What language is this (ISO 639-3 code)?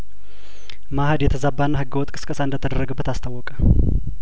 amh